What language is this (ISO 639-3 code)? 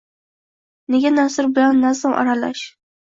uzb